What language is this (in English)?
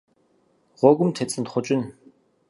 Kabardian